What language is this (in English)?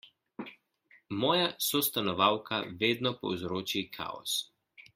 Slovenian